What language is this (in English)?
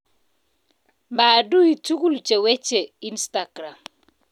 Kalenjin